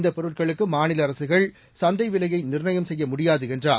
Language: Tamil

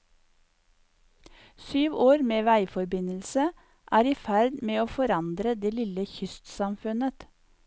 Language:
Norwegian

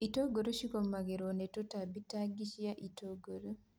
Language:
Kikuyu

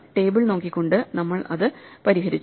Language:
Malayalam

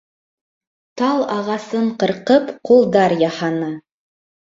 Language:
Bashkir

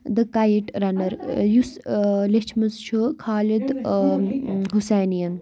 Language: Kashmiri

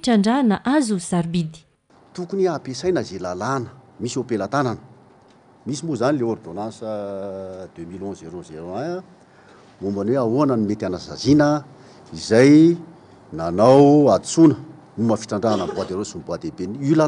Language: French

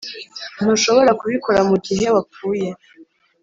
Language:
Kinyarwanda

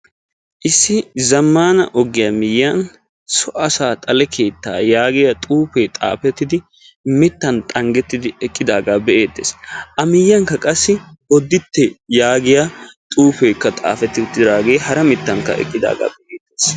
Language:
Wolaytta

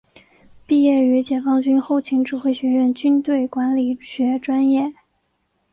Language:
Chinese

